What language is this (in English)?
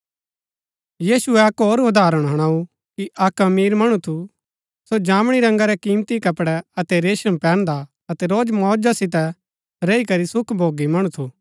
Gaddi